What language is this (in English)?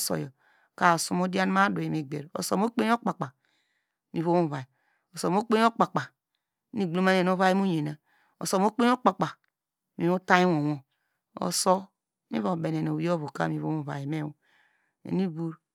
Degema